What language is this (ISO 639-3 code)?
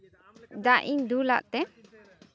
sat